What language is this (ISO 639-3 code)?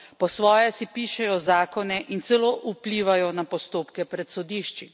slv